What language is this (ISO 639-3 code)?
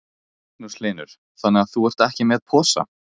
isl